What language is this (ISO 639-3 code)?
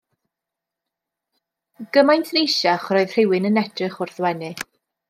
cym